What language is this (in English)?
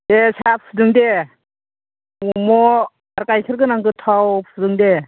Bodo